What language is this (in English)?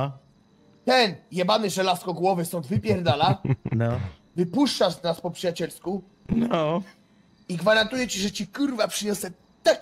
Polish